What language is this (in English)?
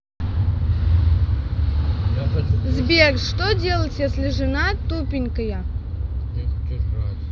Russian